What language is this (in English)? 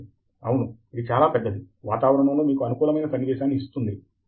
Telugu